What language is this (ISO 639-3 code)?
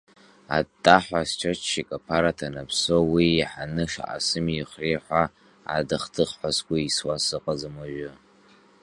abk